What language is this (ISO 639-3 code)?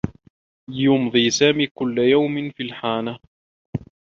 ara